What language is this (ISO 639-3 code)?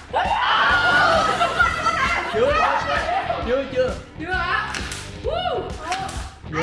vie